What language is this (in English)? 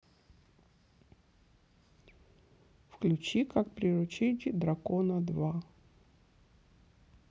Russian